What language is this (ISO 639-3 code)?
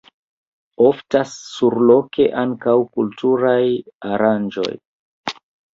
epo